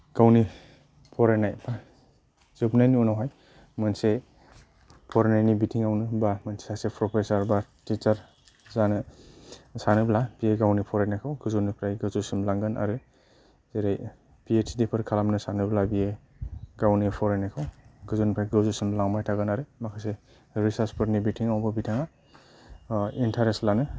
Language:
Bodo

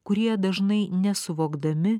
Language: Lithuanian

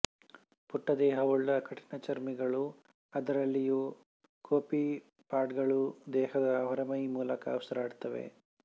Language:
Kannada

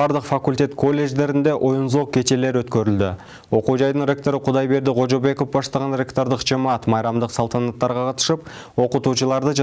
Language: Turkish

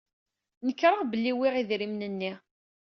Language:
Kabyle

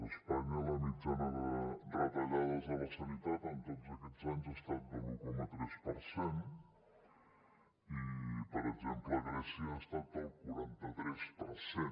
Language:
Catalan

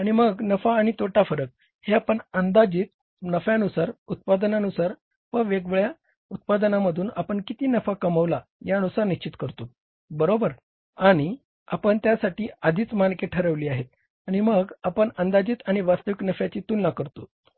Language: Marathi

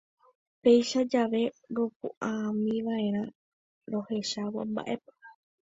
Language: Guarani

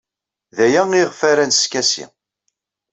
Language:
Kabyle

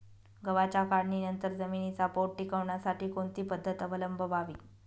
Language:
Marathi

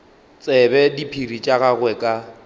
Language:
Northern Sotho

